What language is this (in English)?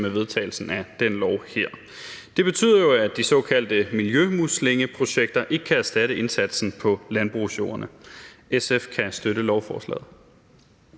Danish